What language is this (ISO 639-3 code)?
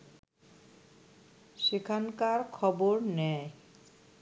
ben